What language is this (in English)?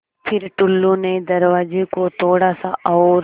Hindi